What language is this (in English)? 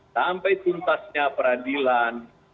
Indonesian